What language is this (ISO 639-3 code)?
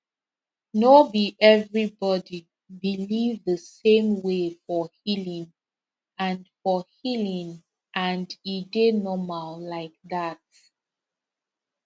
pcm